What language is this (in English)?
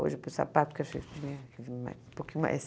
Portuguese